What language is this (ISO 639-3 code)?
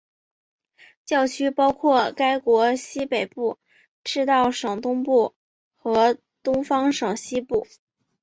zho